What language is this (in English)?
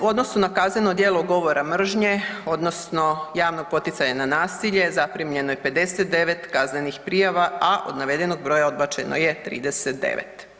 Croatian